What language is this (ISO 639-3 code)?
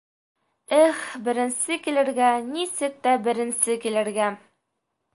bak